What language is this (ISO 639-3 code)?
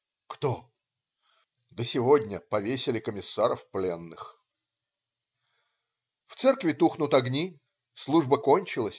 rus